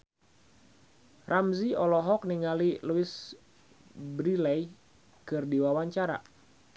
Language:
Sundanese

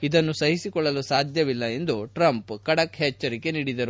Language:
Kannada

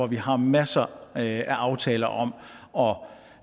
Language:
Danish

